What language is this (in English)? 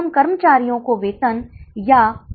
Hindi